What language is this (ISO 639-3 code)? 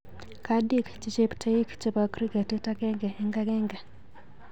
kln